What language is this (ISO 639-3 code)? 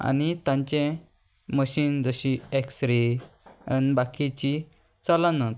kok